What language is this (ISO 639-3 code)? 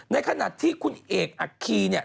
tha